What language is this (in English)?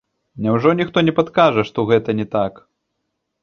Belarusian